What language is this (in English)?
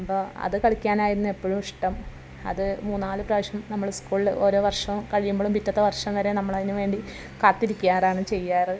Malayalam